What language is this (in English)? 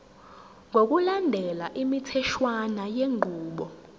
Zulu